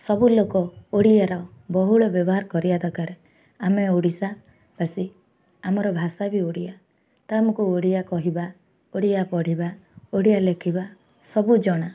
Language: Odia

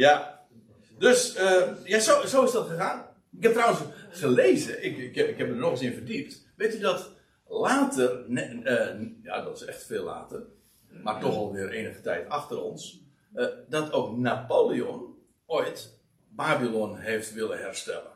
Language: Dutch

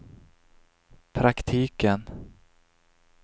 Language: Swedish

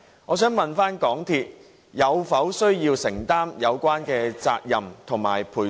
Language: Cantonese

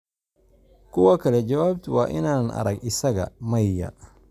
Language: Somali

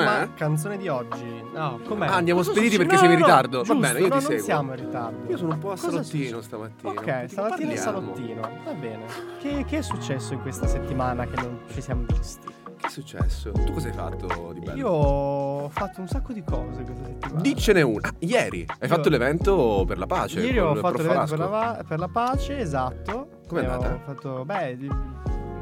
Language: Italian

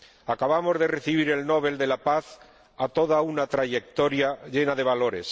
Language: Spanish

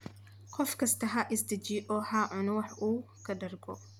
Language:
Somali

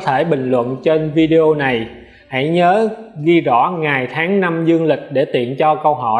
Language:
Vietnamese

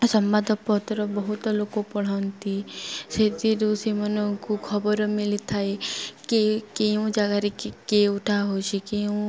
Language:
Odia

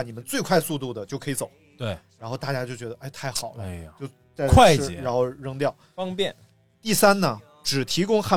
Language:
Chinese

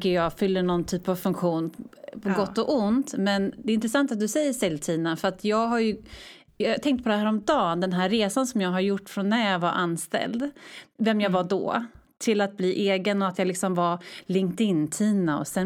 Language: Swedish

